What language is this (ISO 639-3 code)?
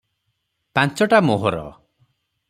ori